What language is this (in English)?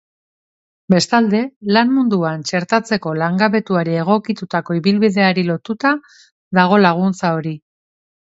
Basque